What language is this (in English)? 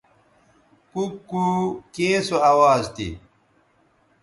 Bateri